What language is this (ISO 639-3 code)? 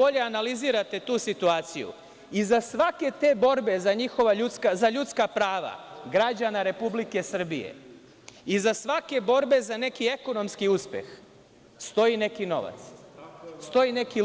srp